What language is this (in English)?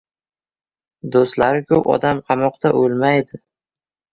Uzbek